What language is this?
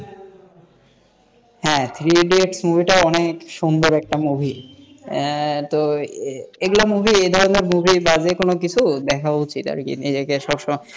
Bangla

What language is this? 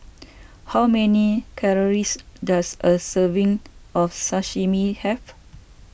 English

